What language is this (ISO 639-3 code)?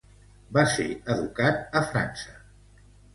cat